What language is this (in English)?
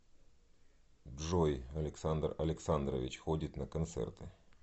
Russian